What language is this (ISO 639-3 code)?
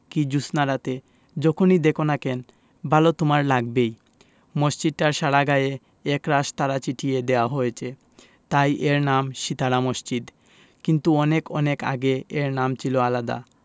ben